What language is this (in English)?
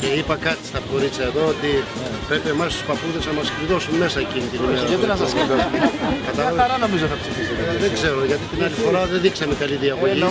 Greek